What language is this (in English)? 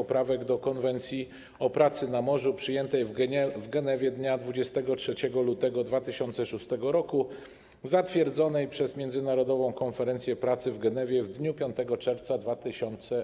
Polish